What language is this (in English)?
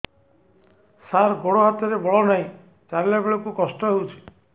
Odia